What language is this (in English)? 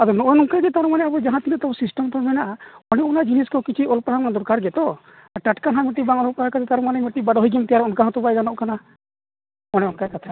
Santali